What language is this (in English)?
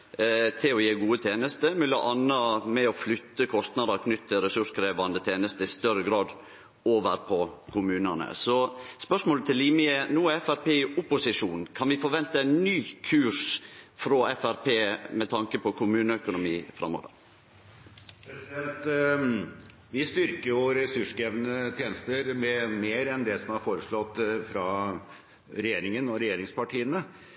Norwegian